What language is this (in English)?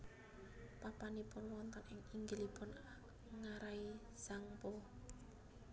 Javanese